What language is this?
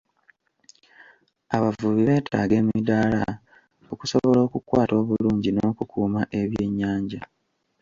Ganda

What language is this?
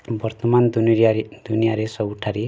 Odia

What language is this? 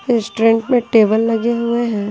Hindi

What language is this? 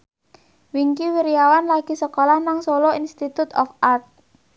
Javanese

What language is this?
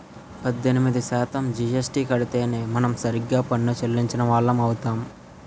Telugu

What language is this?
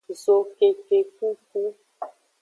Aja (Benin)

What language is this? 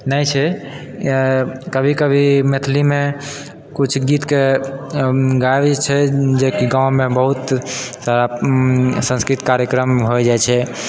Maithili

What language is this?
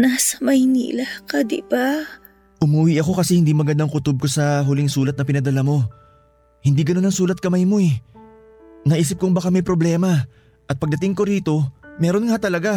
Filipino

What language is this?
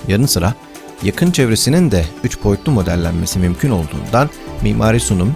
Turkish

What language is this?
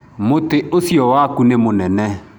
Kikuyu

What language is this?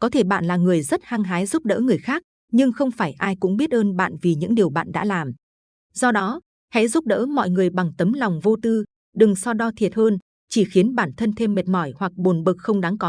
Vietnamese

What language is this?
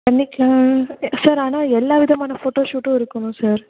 Tamil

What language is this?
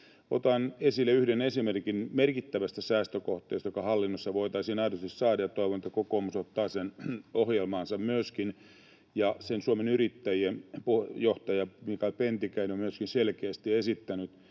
Finnish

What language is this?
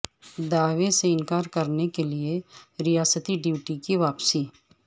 Urdu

